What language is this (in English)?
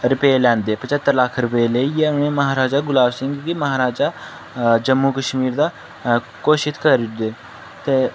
Dogri